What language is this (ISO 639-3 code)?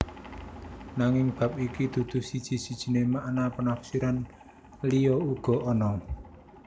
jav